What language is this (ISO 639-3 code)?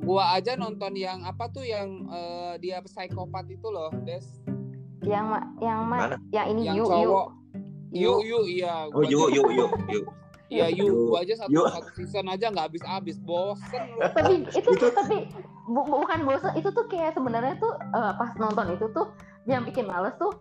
ind